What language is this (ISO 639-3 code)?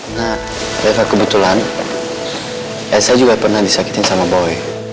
ind